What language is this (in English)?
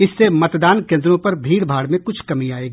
Hindi